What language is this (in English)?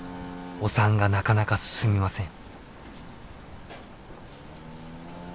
Japanese